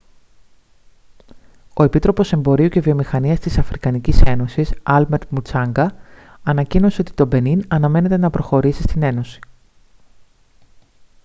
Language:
Greek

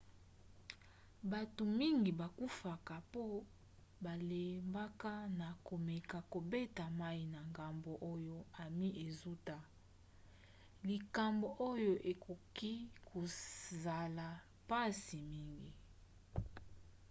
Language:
Lingala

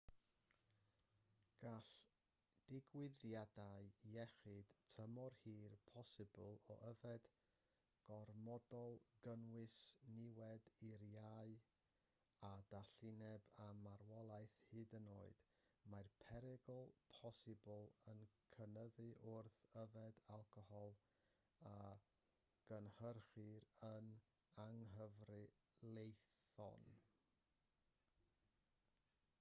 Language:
Welsh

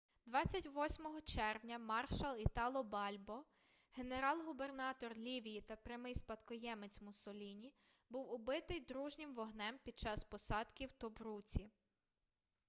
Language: Ukrainian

